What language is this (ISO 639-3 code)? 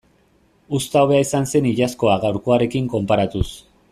eus